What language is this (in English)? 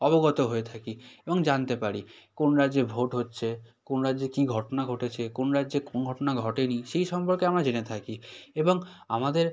Bangla